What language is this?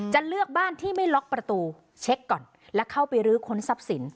Thai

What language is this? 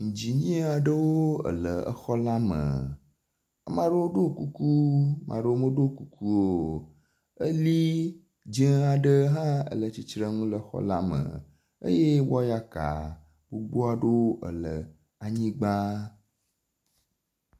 Ewe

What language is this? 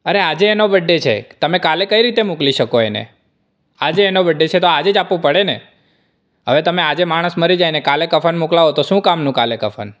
Gujarati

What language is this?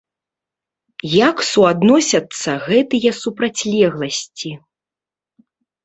Belarusian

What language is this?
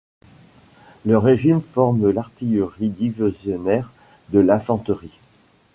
French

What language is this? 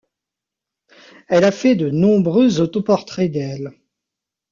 French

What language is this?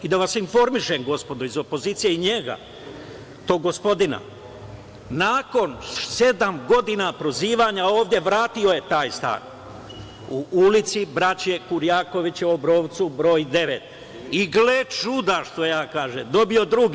Serbian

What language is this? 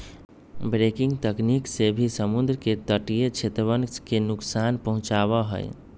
Magahi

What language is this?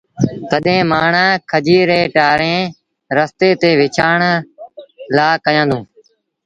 Sindhi Bhil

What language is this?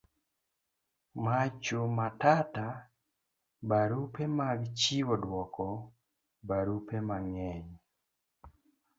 Luo (Kenya and Tanzania)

